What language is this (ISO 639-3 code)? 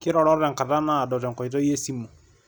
mas